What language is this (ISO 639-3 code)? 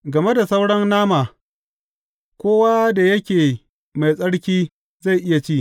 hau